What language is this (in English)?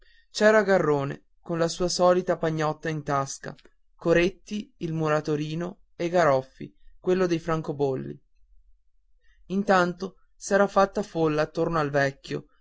Italian